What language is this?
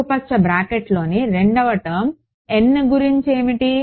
Telugu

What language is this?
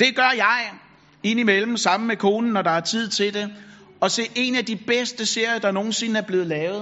Danish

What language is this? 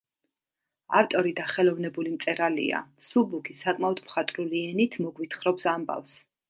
Georgian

